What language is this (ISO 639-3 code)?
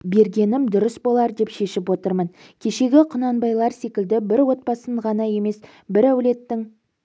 kaz